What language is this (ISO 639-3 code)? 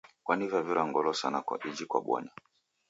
dav